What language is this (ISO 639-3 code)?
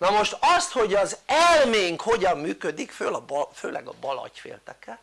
hun